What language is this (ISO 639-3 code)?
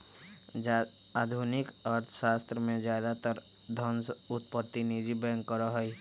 mag